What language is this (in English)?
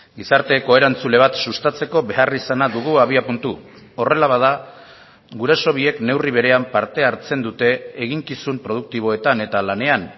Basque